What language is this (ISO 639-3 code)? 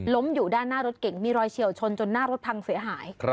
tha